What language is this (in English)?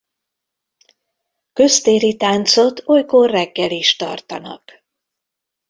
Hungarian